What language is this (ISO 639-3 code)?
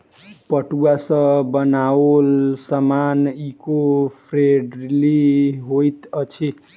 mai